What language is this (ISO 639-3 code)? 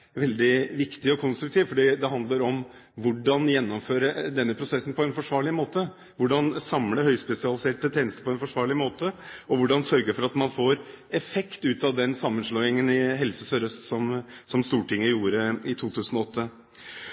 nob